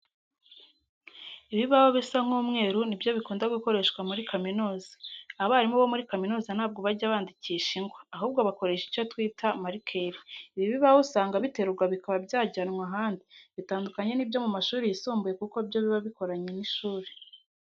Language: Kinyarwanda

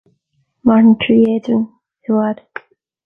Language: Irish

